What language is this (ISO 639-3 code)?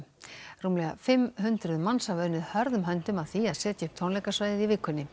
isl